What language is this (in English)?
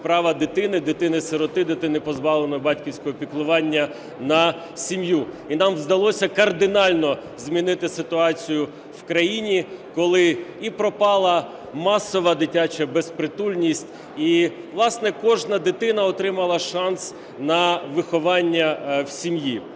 Ukrainian